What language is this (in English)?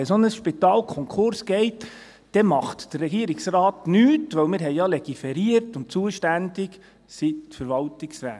Swiss German